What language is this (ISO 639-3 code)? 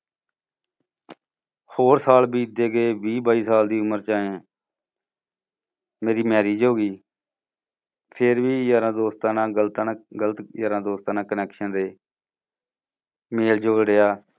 pan